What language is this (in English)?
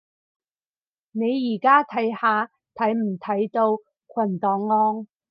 Cantonese